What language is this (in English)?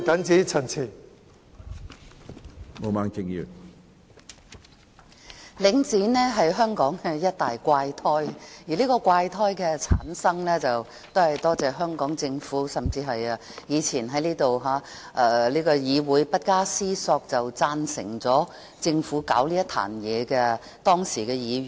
Cantonese